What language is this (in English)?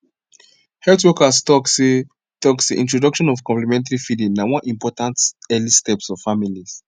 Nigerian Pidgin